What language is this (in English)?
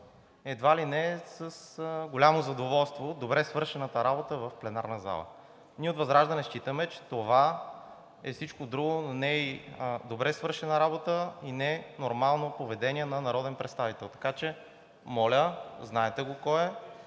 Bulgarian